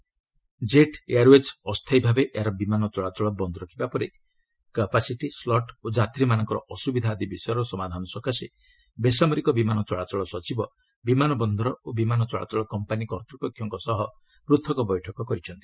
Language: Odia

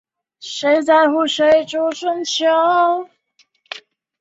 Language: Chinese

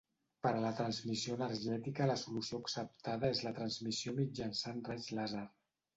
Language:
Catalan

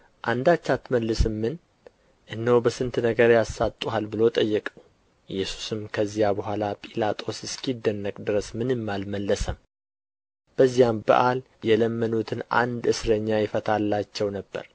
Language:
Amharic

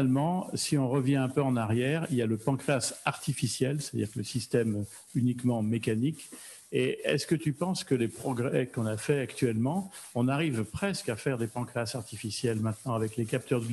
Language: French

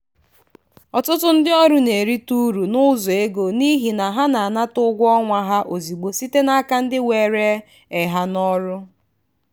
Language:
Igbo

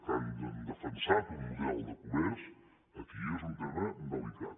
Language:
Catalan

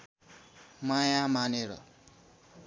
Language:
Nepali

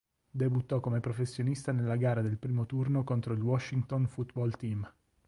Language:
Italian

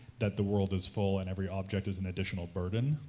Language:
English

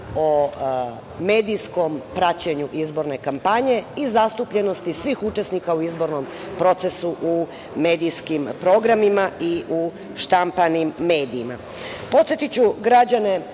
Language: Serbian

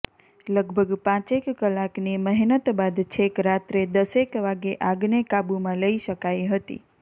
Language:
Gujarati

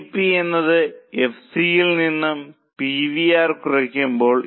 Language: Malayalam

